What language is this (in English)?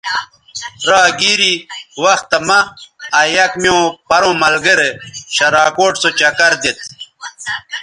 Bateri